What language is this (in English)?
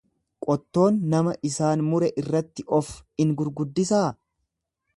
Oromo